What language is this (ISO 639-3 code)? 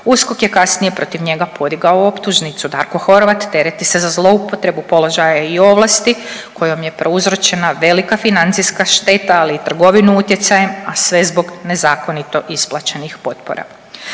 hrv